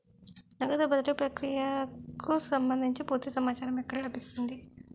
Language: Telugu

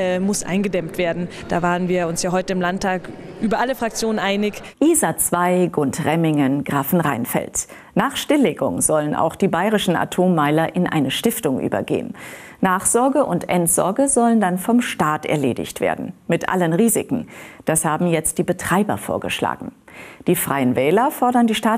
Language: German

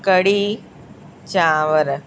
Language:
Sindhi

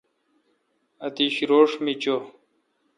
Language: Kalkoti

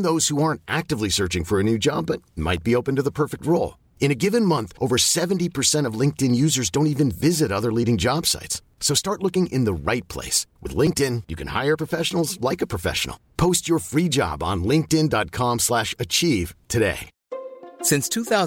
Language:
English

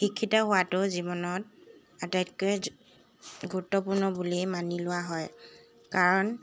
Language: Assamese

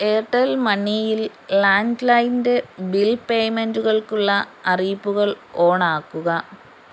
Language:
Malayalam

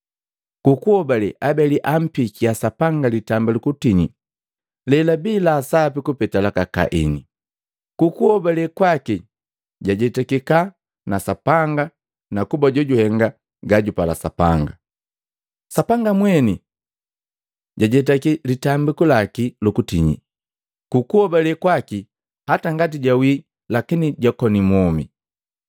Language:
Matengo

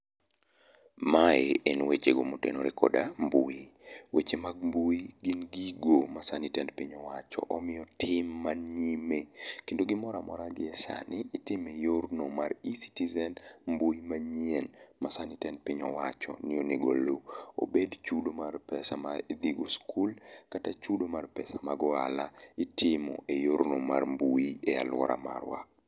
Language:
Luo (Kenya and Tanzania)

